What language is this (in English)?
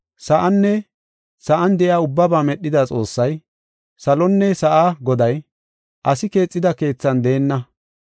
Gofa